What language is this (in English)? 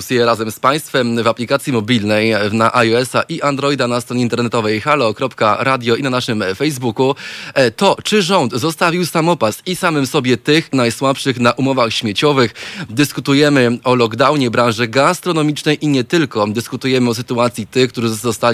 Polish